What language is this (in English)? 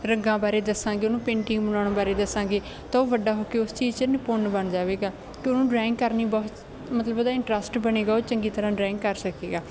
Punjabi